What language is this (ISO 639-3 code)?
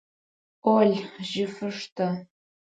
ady